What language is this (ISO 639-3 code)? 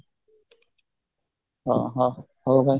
ori